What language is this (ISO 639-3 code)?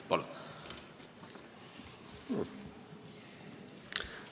est